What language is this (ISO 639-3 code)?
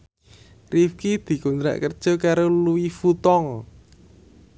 jav